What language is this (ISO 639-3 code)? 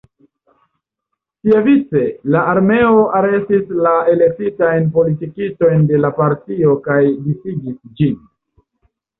epo